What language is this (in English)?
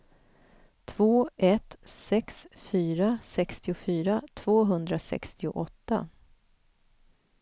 Swedish